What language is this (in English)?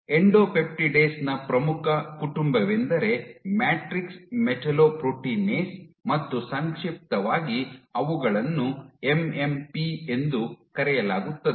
Kannada